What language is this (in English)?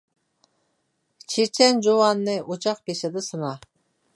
Uyghur